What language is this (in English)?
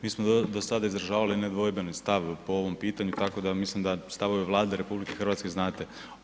Croatian